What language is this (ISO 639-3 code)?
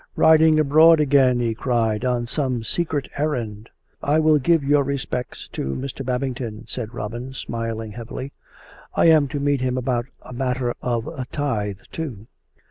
eng